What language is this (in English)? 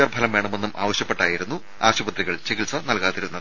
Malayalam